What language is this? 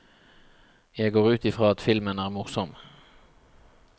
Norwegian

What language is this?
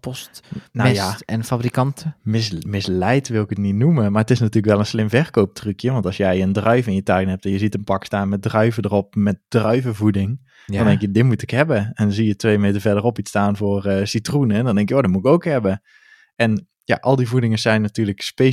Dutch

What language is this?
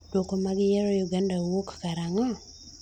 Luo (Kenya and Tanzania)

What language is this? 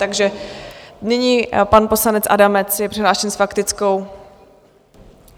Czech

